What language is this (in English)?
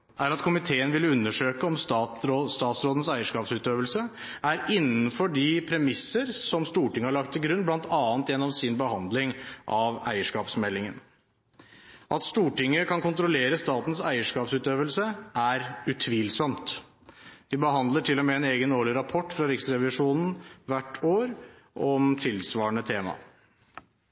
Norwegian Bokmål